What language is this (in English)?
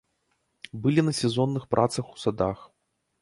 Belarusian